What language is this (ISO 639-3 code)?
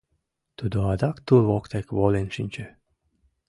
chm